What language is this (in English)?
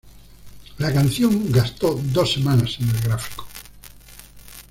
Spanish